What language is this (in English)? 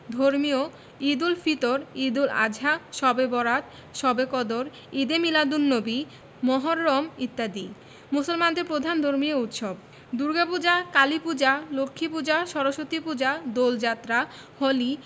Bangla